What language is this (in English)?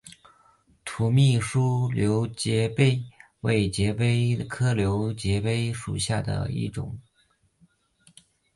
Chinese